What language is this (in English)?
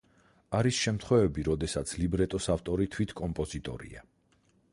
Georgian